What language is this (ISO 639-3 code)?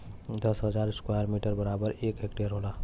bho